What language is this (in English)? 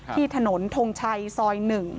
Thai